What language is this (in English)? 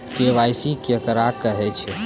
Maithili